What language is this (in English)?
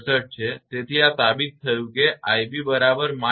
Gujarati